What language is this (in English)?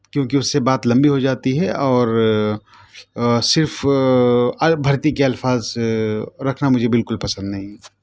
Urdu